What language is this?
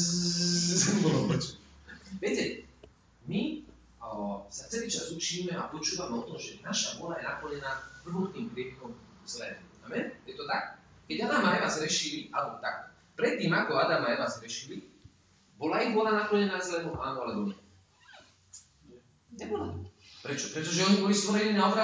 Slovak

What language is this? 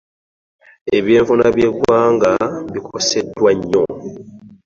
Ganda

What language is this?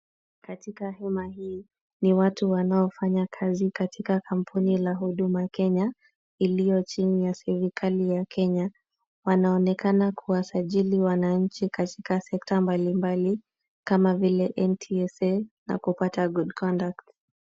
Swahili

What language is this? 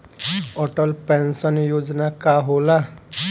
Bhojpuri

